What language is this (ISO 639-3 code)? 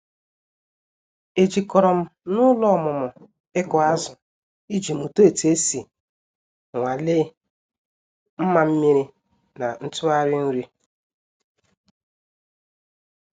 ibo